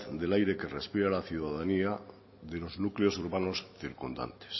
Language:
Spanish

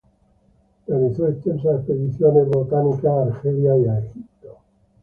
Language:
Spanish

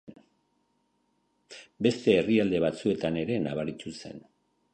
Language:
Basque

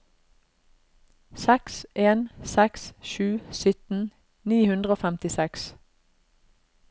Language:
Norwegian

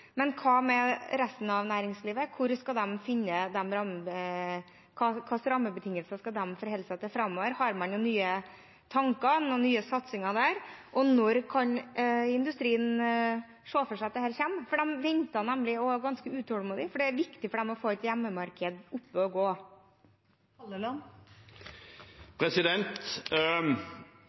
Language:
Norwegian Bokmål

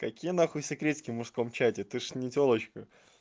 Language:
Russian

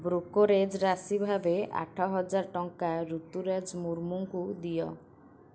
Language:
Odia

